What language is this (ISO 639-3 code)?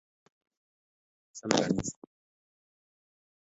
kln